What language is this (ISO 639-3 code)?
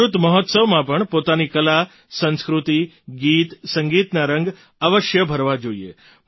guj